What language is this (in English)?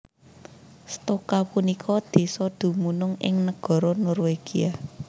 Javanese